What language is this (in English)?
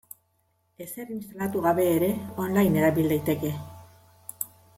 Basque